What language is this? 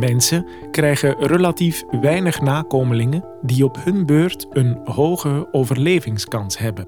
Dutch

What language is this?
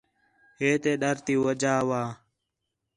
Khetrani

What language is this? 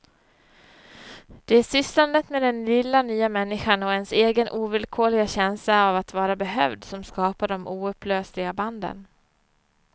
Swedish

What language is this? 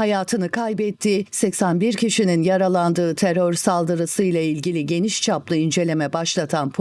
Turkish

